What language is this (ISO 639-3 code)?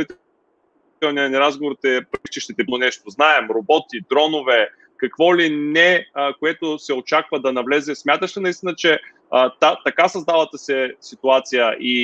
bul